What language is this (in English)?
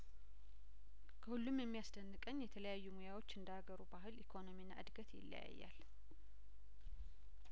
Amharic